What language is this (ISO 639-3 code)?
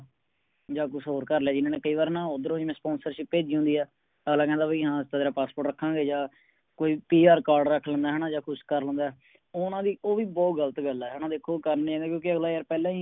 pan